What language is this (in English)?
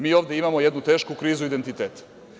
Serbian